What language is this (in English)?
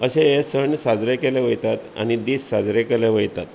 Konkani